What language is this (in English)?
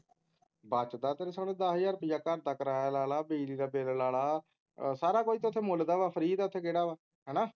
Punjabi